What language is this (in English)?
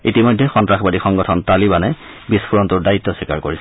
Assamese